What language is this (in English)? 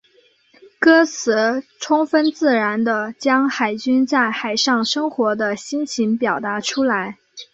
Chinese